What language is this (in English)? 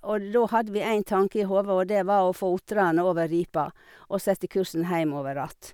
Norwegian